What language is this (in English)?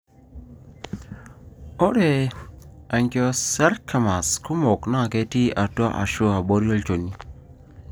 Masai